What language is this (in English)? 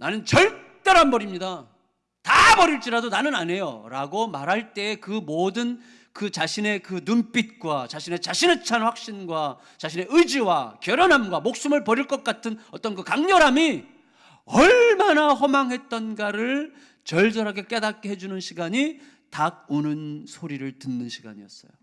Korean